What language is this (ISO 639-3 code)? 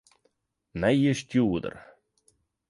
fry